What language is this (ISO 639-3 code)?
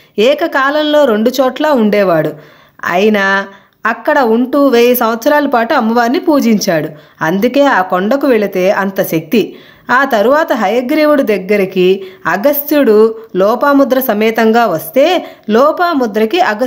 tel